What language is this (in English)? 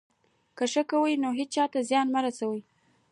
Pashto